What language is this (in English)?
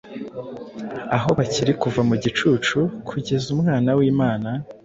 Kinyarwanda